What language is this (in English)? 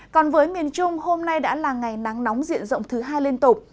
Vietnamese